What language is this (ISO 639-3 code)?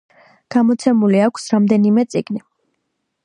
kat